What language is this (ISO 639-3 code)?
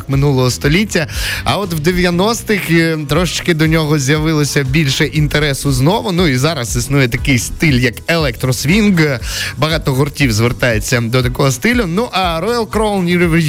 ukr